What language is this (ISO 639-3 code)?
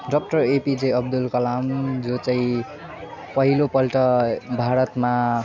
nep